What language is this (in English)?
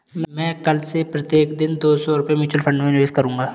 Hindi